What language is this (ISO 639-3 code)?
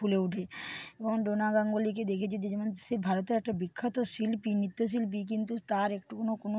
ben